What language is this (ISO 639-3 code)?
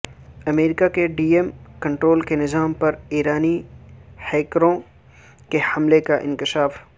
urd